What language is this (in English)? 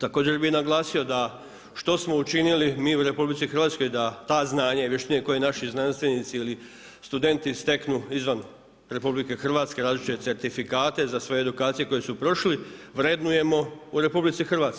Croatian